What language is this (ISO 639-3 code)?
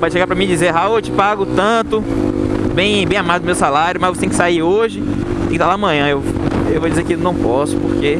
por